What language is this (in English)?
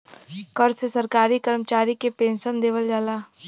Bhojpuri